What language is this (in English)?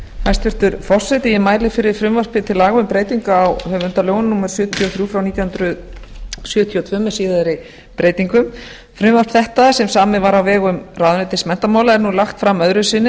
Icelandic